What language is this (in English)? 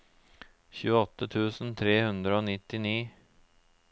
Norwegian